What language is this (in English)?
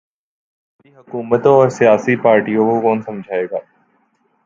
Urdu